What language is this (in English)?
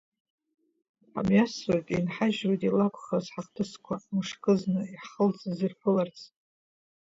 Abkhazian